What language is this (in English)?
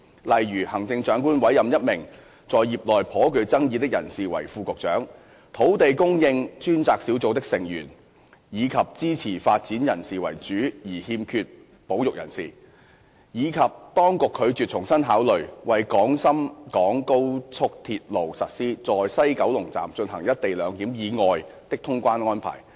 Cantonese